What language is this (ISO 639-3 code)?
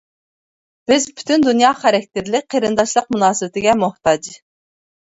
uig